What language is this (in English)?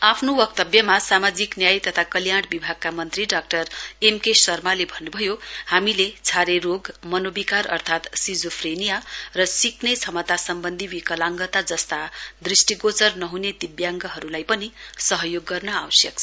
Nepali